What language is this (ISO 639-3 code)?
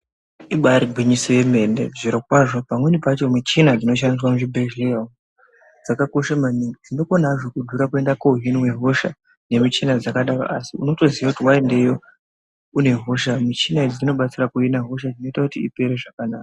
ndc